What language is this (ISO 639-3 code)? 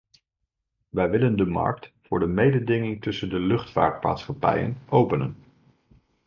nld